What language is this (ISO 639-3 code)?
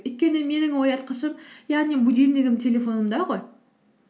kaz